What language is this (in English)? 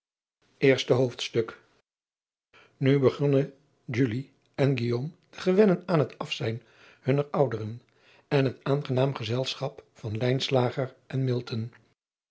Dutch